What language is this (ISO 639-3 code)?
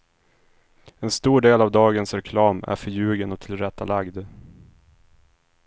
swe